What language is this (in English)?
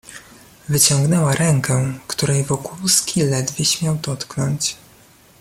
Polish